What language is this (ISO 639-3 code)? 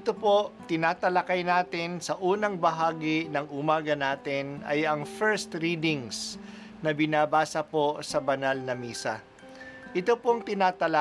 fil